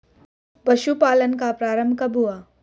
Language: Hindi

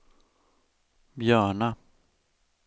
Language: Swedish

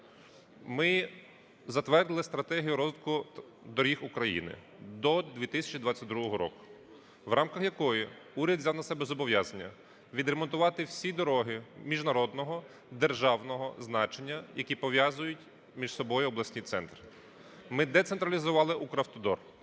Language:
Ukrainian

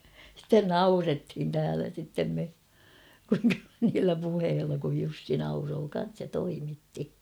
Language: Finnish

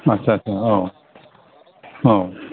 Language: Bodo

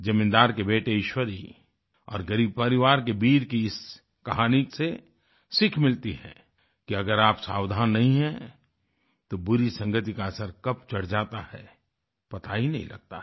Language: Hindi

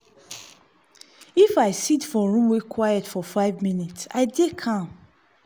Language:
Nigerian Pidgin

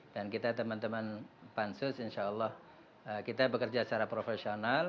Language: Indonesian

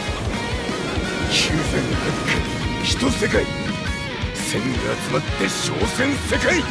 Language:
Japanese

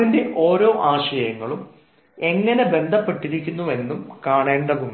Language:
Malayalam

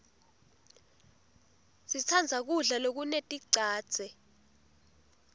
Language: Swati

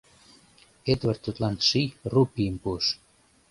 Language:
Mari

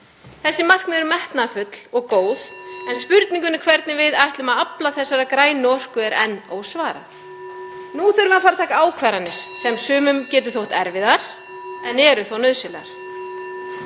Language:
Icelandic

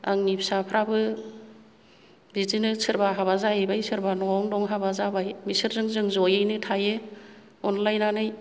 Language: Bodo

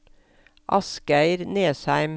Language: Norwegian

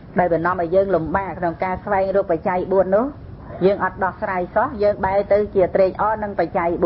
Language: Vietnamese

